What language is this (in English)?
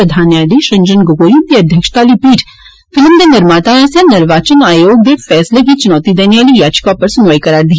Dogri